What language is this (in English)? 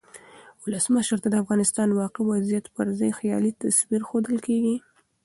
Pashto